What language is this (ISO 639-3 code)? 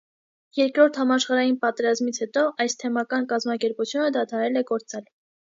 hye